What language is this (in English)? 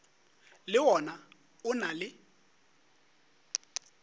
Northern Sotho